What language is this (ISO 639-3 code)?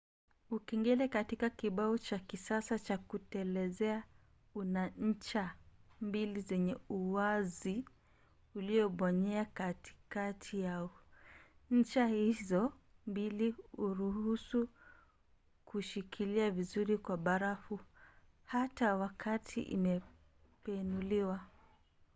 swa